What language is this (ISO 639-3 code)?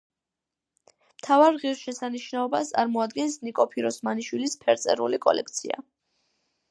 kat